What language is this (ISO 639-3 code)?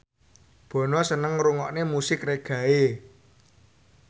jav